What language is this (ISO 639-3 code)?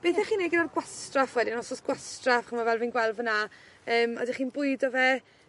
cym